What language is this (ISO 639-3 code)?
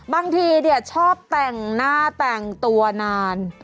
tha